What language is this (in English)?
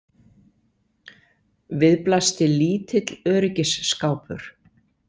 Icelandic